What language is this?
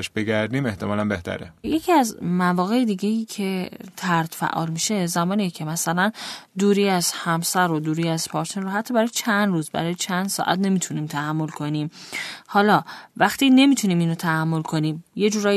Persian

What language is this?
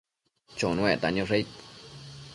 Matsés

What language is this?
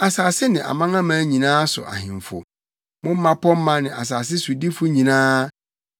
Akan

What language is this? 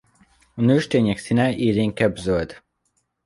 Hungarian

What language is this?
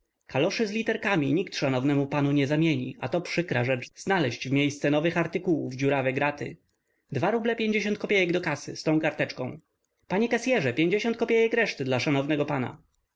Polish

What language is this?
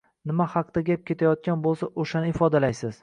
Uzbek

